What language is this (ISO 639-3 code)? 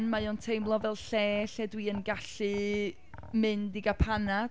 cym